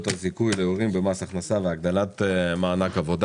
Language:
Hebrew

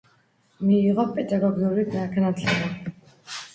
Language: Georgian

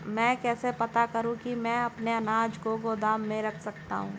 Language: Hindi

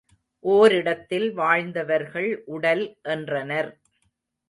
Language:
Tamil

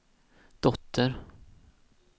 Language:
Swedish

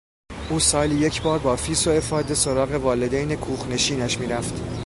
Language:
Persian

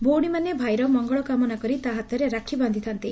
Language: Odia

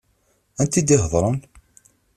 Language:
Kabyle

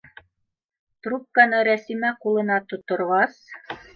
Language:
Bashkir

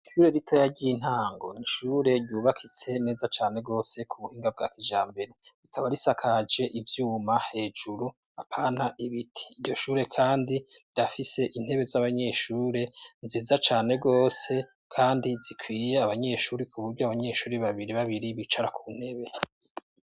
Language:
Rundi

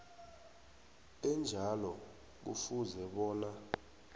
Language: South Ndebele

